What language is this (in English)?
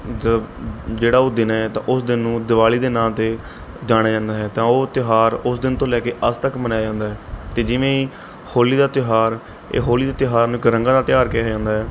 Punjabi